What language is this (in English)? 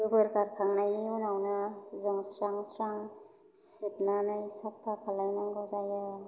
Bodo